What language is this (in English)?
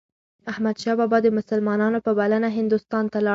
Pashto